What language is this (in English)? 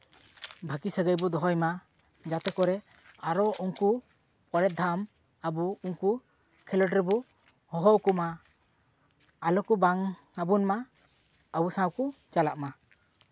Santali